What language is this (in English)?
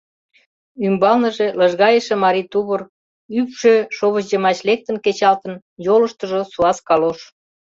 Mari